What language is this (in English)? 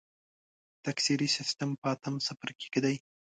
Pashto